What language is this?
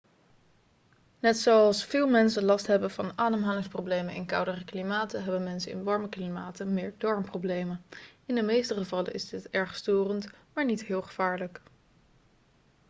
Dutch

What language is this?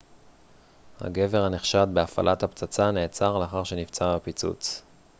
Hebrew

